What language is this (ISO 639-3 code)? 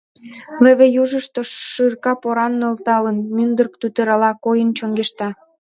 chm